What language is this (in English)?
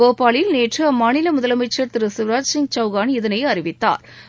Tamil